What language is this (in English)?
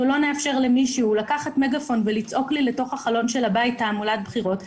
Hebrew